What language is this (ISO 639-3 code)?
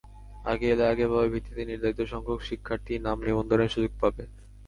ben